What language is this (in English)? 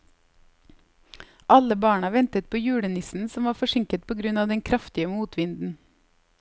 Norwegian